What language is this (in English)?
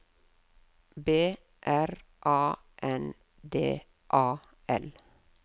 Norwegian